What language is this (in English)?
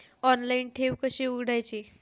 Marathi